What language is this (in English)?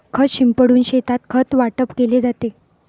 Marathi